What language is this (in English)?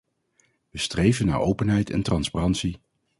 Dutch